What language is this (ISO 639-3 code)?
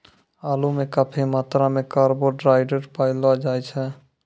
mai